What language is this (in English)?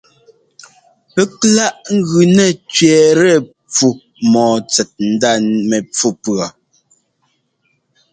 Ngomba